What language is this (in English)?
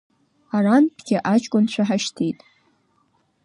Abkhazian